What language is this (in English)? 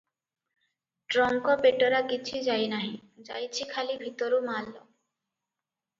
Odia